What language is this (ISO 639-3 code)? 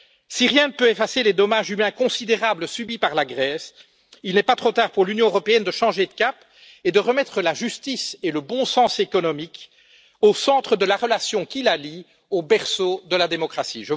fra